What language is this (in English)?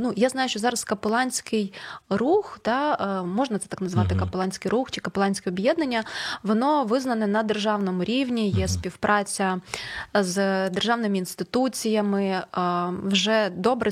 Ukrainian